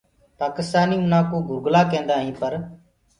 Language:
Gurgula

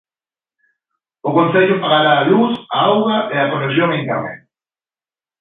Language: Galician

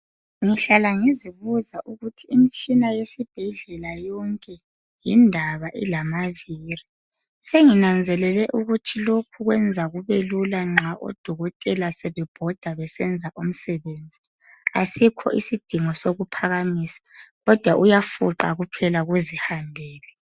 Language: North Ndebele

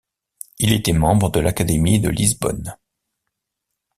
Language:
French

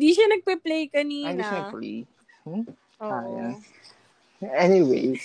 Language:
Filipino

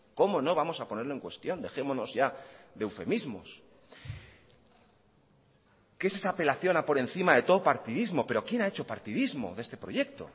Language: Spanish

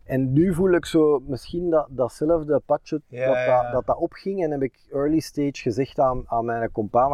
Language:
Dutch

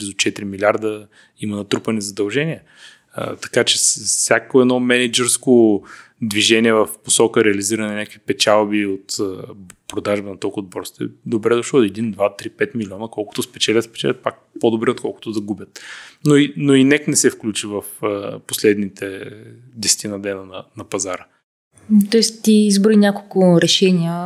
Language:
Bulgarian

